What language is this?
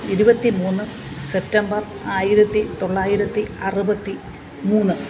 Malayalam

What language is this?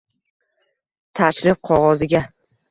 Uzbek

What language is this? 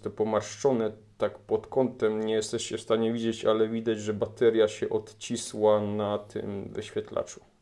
Polish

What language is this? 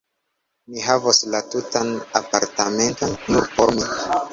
Esperanto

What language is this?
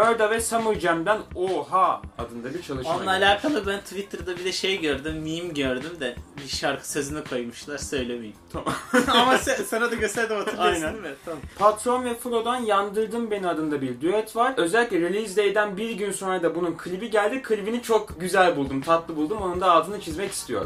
Turkish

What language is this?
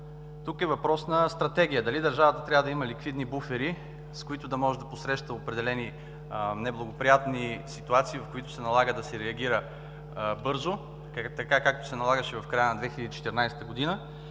Bulgarian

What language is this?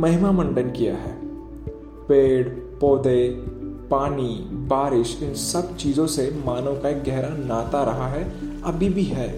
Hindi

